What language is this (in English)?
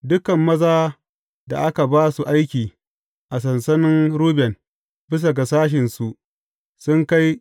Hausa